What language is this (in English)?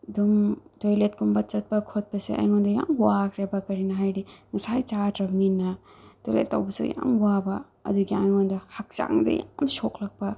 Manipuri